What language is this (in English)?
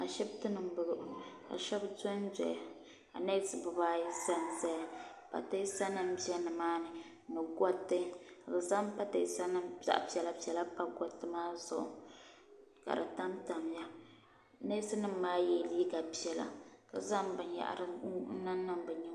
Dagbani